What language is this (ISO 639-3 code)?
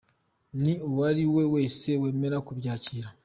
kin